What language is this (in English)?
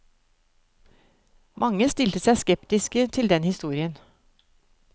Norwegian